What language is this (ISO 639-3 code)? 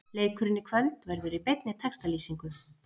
isl